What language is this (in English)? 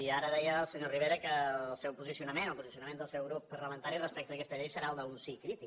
Catalan